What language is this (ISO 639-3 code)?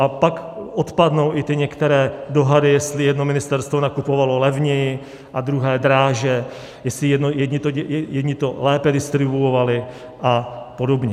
ces